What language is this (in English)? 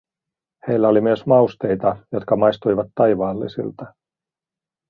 Finnish